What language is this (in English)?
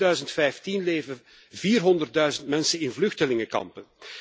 Dutch